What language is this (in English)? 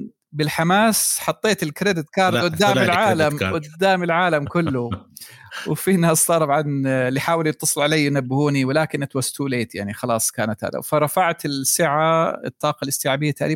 Arabic